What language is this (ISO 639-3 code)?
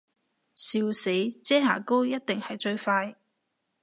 yue